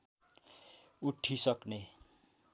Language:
Nepali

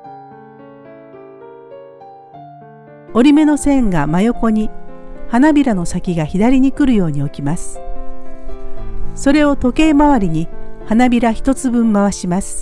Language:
Japanese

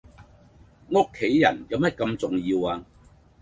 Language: Cantonese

